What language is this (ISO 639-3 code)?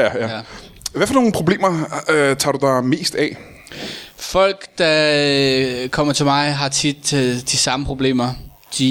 dan